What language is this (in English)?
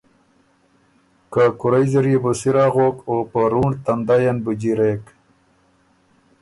Ormuri